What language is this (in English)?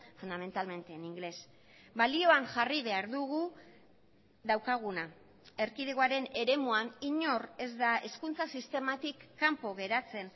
Basque